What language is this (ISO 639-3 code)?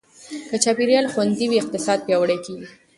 pus